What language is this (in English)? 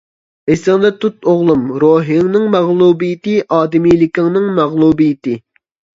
Uyghur